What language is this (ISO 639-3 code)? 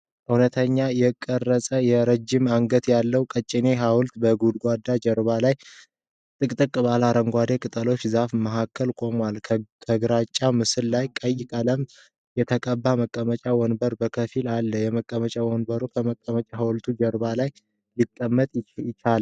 amh